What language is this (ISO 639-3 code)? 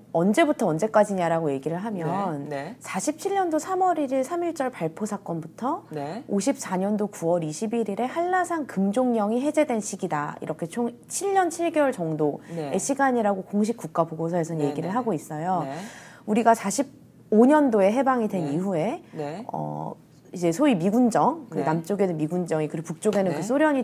kor